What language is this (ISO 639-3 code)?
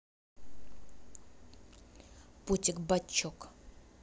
rus